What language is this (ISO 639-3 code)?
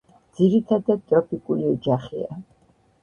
kat